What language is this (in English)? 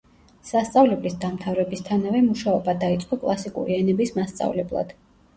Georgian